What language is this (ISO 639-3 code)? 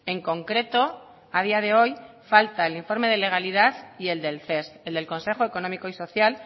spa